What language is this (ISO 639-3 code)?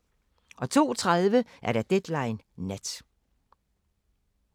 dan